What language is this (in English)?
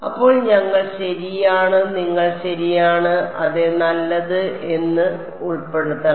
Malayalam